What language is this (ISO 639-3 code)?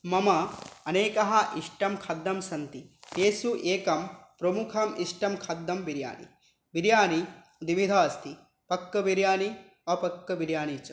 san